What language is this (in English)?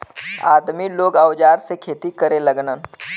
Bhojpuri